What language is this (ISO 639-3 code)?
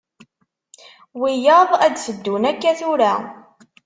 kab